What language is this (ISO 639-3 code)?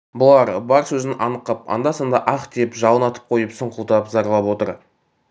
kaz